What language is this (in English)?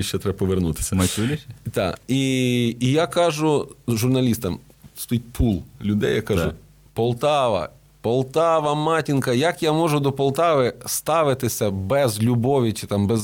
Ukrainian